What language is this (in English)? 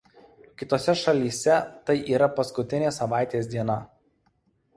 Lithuanian